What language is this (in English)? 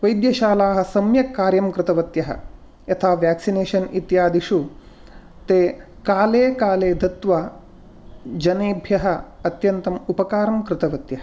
Sanskrit